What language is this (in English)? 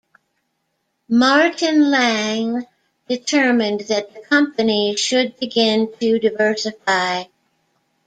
English